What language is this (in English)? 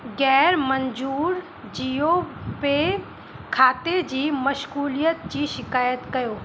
Sindhi